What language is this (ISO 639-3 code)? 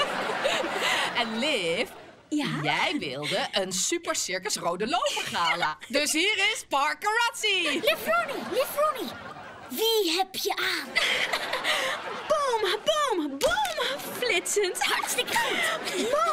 nld